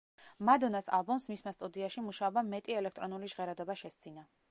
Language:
Georgian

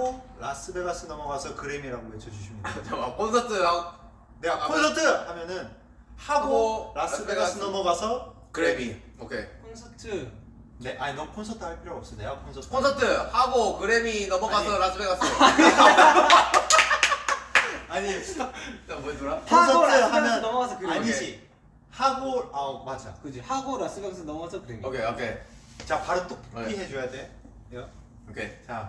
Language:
Korean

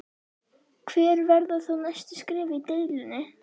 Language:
Icelandic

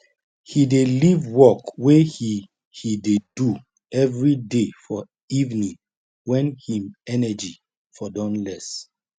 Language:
Nigerian Pidgin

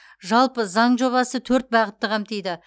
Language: Kazakh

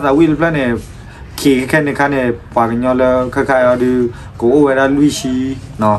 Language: Thai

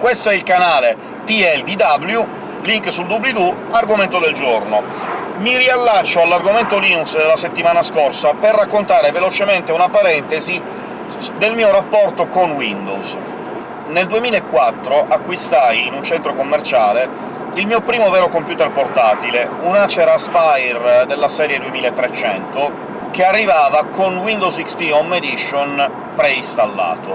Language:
Italian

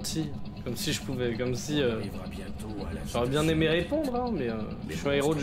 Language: French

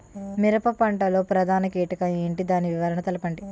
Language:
Telugu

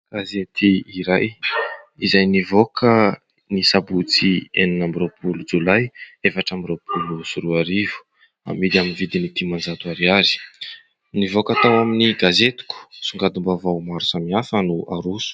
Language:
Malagasy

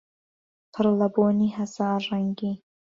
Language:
Central Kurdish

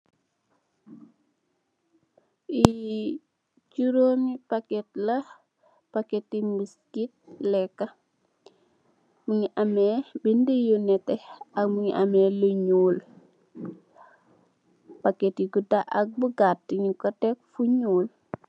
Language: Wolof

